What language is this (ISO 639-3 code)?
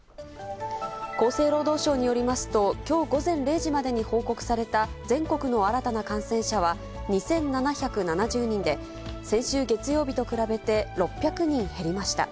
jpn